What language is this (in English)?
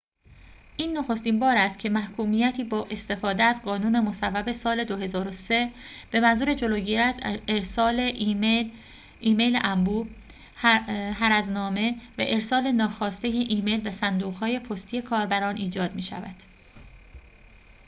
Persian